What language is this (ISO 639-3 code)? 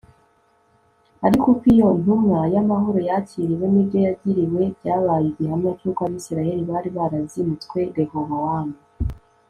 kin